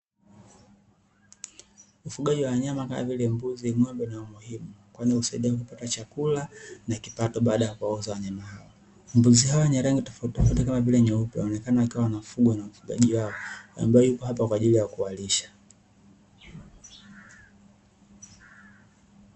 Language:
Swahili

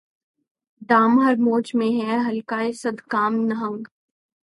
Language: Urdu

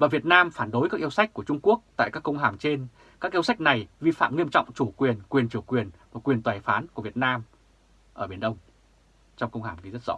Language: Vietnamese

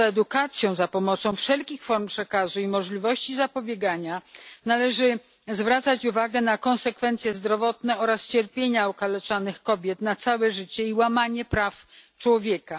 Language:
Polish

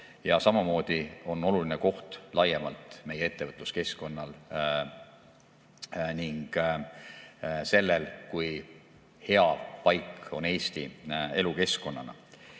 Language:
Estonian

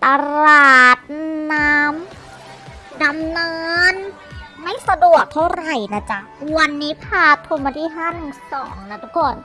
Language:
Thai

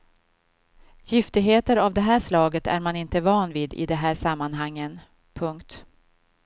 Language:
Swedish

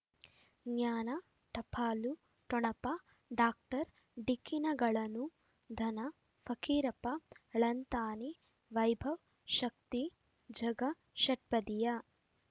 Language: Kannada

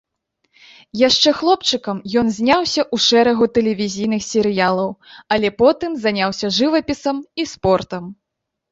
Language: Belarusian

